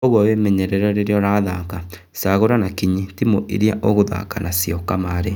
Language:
Kikuyu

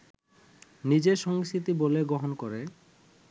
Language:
Bangla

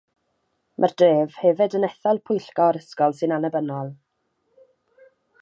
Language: Welsh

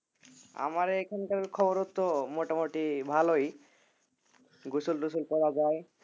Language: Bangla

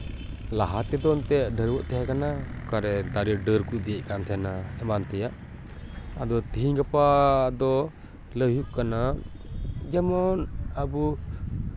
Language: Santali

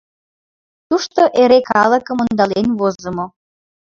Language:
Mari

